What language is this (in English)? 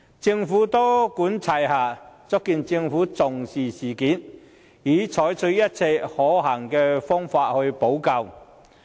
Cantonese